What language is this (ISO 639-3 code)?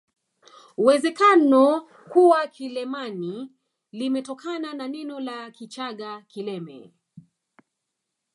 swa